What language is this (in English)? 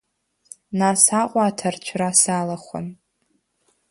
Abkhazian